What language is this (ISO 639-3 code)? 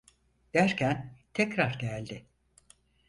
tur